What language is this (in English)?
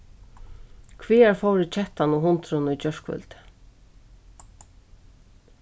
Faroese